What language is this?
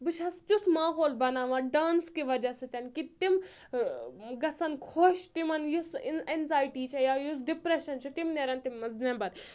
Kashmiri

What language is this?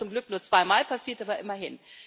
German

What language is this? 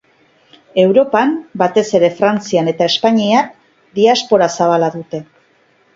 Basque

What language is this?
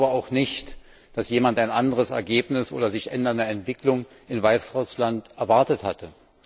German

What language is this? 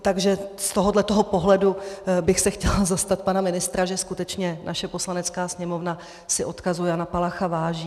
Czech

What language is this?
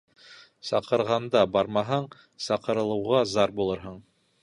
Bashkir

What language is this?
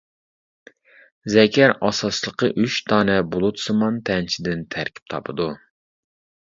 Uyghur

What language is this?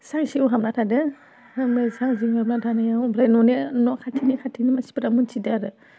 Bodo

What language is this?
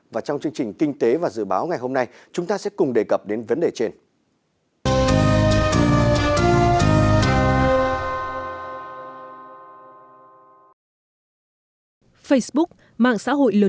Vietnamese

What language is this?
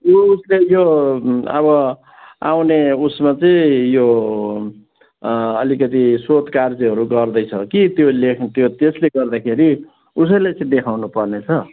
Nepali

